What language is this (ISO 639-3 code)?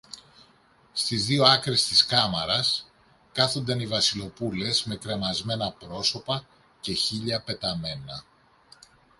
ell